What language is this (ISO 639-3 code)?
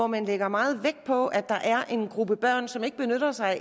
dan